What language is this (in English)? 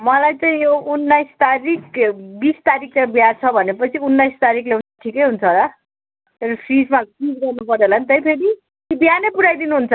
Nepali